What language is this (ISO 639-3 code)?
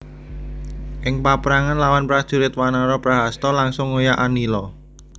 jav